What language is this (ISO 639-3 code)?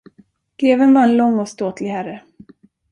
swe